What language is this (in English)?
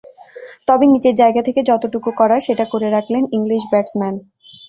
Bangla